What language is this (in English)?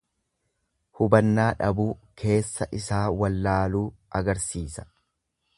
Oromo